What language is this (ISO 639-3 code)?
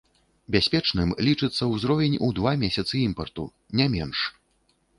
bel